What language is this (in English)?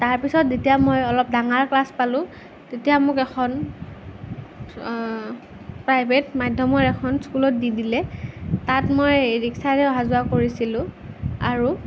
Assamese